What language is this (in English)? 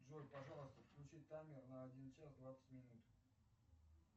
Russian